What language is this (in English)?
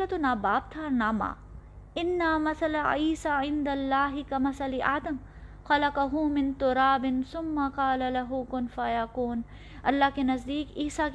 Urdu